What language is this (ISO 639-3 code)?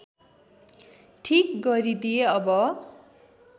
nep